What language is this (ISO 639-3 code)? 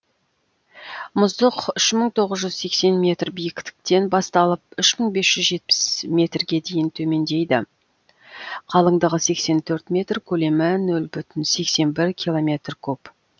kaz